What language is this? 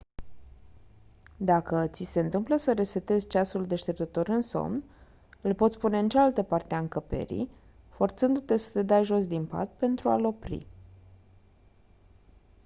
Romanian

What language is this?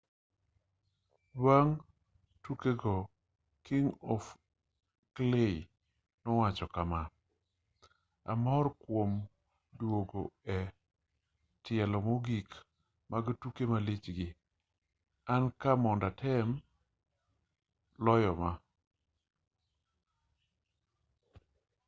Luo (Kenya and Tanzania)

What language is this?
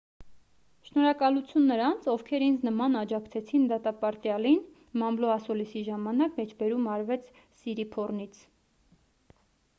Armenian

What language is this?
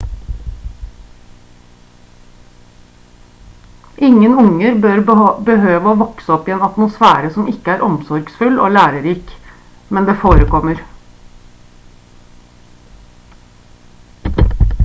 Norwegian Bokmål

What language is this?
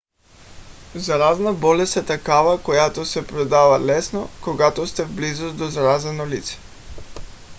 Bulgarian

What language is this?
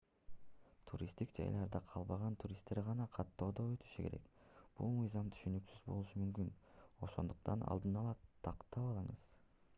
Kyrgyz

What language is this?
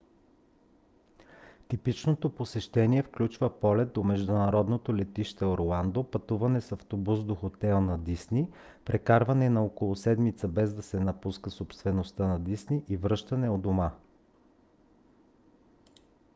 Bulgarian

